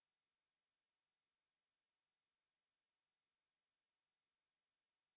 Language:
French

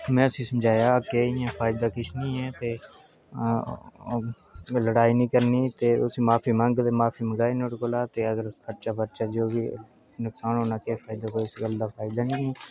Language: Dogri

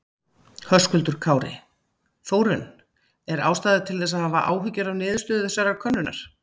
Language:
Icelandic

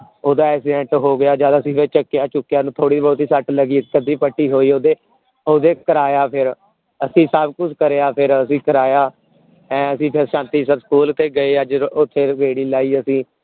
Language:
Punjabi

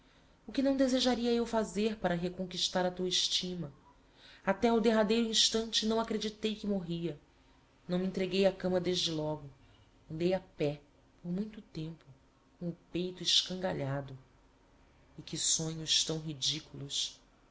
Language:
Portuguese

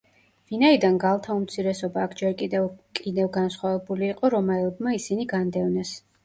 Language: Georgian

